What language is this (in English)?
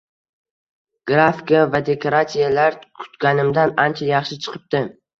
Uzbek